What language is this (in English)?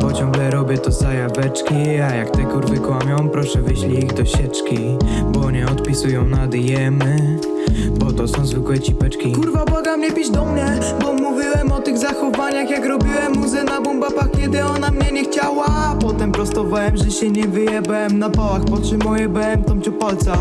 Polish